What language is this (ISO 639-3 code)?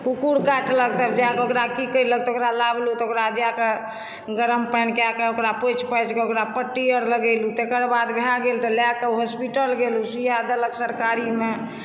mai